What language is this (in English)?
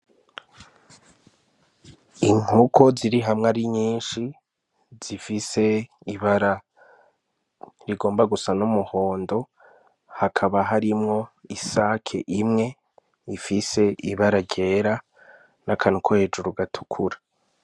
Rundi